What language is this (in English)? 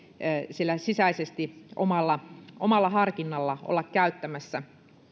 Finnish